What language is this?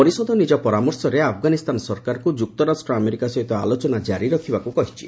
Odia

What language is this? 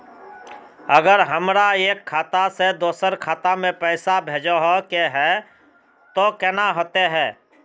Magahi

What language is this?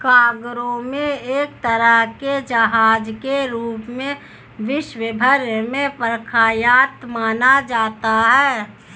Hindi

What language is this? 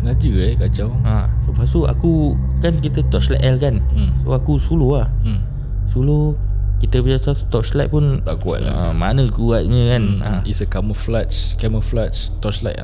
Malay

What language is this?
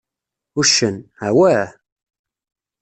Kabyle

